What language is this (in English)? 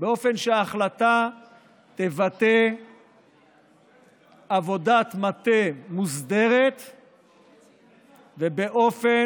Hebrew